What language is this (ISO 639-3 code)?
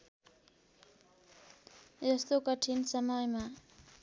nep